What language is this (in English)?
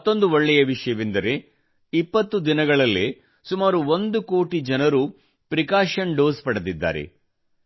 Kannada